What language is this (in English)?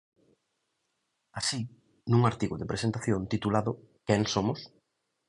Galician